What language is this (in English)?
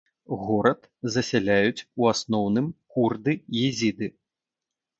Belarusian